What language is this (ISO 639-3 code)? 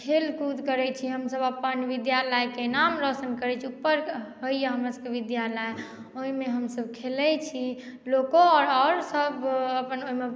mai